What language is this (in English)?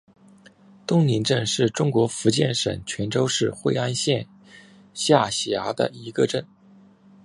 Chinese